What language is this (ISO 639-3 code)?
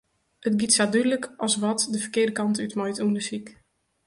fry